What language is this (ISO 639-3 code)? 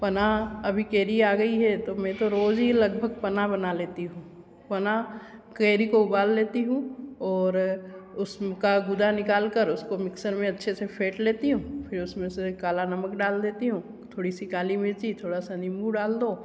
hin